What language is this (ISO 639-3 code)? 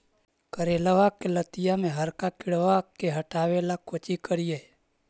mag